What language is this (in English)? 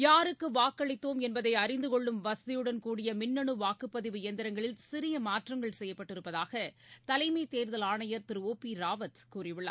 Tamil